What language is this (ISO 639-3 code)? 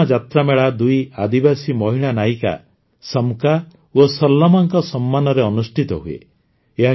ori